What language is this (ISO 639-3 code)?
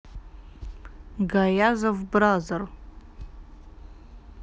rus